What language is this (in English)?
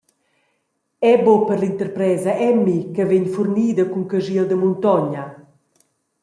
Romansh